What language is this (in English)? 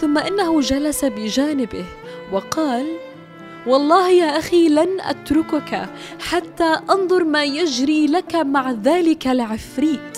Arabic